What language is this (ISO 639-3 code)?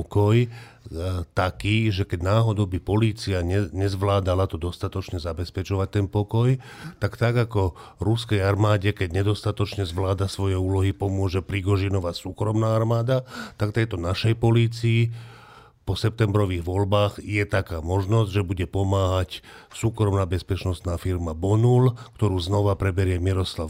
slk